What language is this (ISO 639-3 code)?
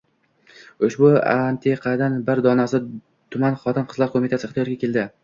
uzb